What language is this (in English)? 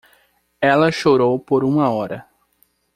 Portuguese